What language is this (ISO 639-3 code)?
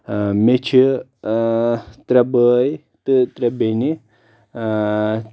kas